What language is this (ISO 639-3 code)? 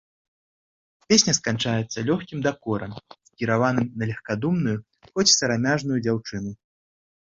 bel